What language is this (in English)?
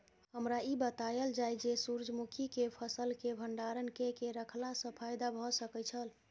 Maithili